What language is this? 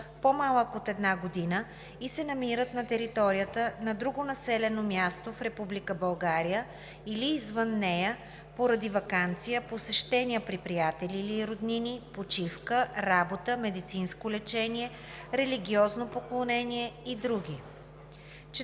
Bulgarian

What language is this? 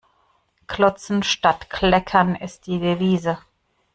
German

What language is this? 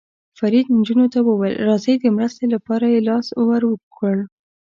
Pashto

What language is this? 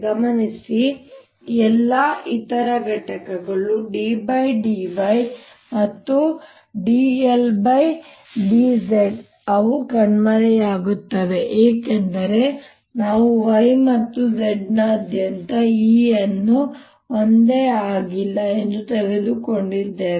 Kannada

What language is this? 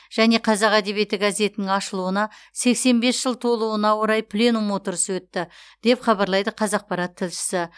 Kazakh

